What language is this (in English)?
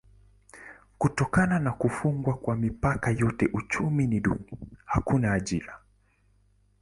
Swahili